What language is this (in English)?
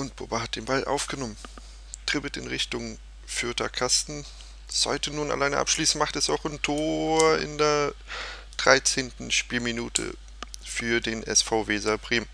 German